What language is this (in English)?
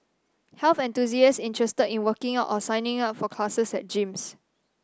English